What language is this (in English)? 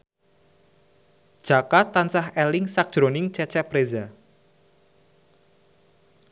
Javanese